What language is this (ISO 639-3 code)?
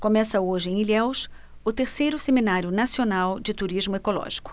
por